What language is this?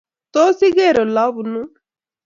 Kalenjin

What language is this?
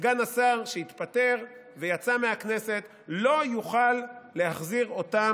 Hebrew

